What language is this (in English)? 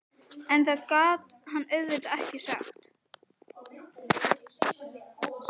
Icelandic